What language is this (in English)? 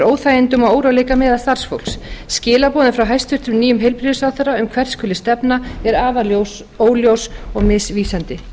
Icelandic